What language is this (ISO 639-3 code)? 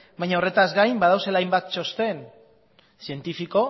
eus